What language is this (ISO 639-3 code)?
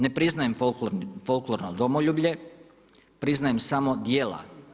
hrv